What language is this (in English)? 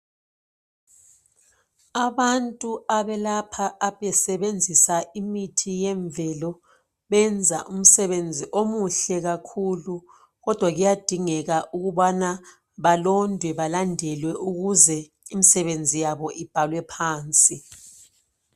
North Ndebele